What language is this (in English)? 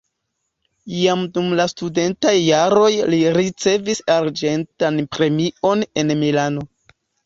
Esperanto